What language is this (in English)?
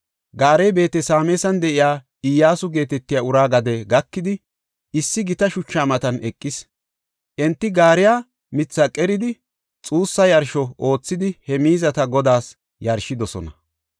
Gofa